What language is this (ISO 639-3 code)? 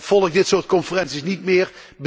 nld